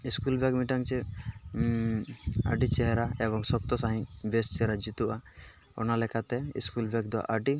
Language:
Santali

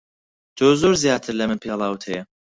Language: Central Kurdish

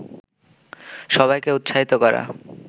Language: Bangla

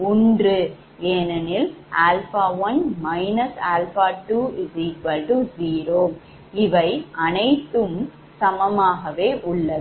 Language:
Tamil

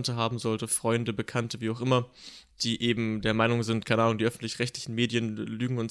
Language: German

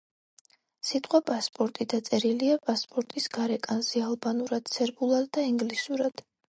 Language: Georgian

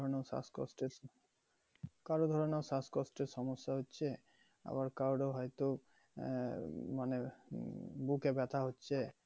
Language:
Bangla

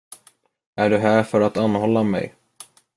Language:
Swedish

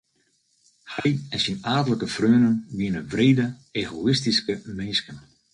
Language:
Western Frisian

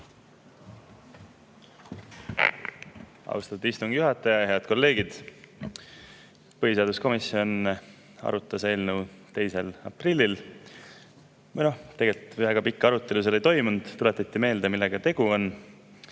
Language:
Estonian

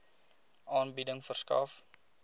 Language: Afrikaans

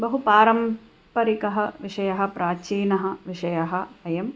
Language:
Sanskrit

